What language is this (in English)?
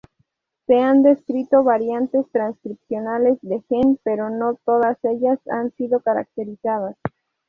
Spanish